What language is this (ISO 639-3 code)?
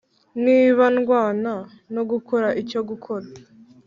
kin